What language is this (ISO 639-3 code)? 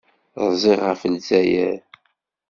kab